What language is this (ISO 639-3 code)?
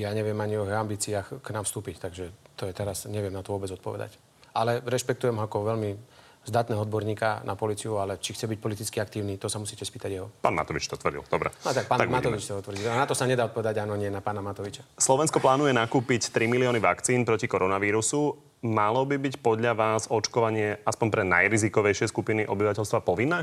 slk